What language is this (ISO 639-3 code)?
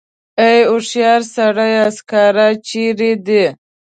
pus